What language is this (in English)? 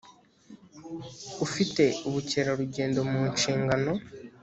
Kinyarwanda